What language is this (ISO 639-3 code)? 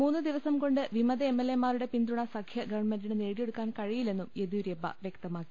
mal